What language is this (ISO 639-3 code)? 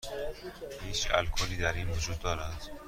fas